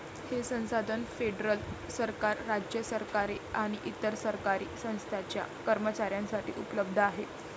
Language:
Marathi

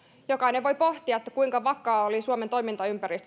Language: Finnish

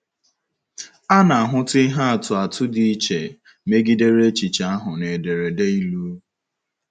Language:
Igbo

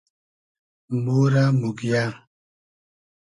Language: Hazaragi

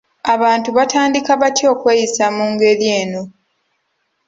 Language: Ganda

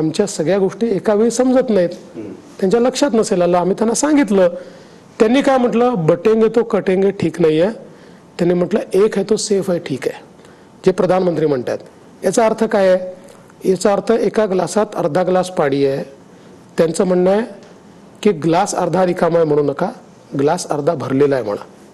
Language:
Marathi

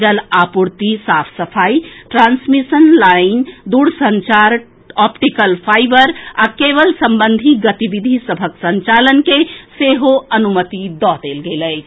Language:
Maithili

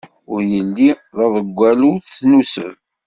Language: Kabyle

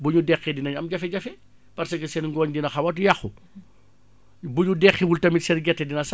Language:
Wolof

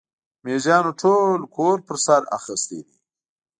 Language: Pashto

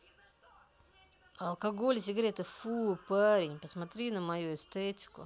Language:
Russian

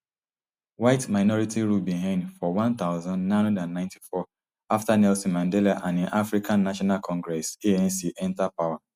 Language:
Nigerian Pidgin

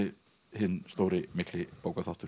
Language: Icelandic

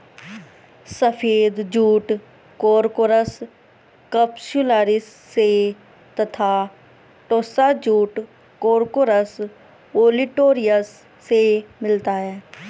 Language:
Hindi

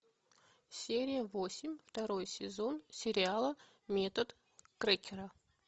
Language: Russian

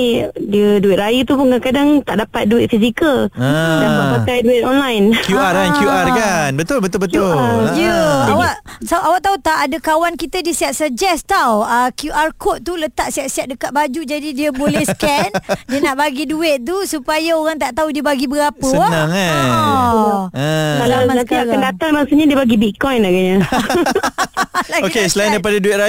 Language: Malay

